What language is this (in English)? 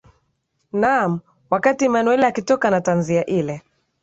Swahili